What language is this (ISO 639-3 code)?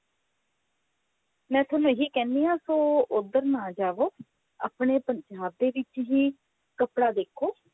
pan